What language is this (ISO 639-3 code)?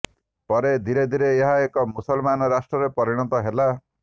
ori